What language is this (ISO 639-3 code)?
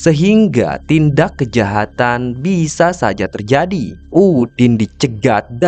ind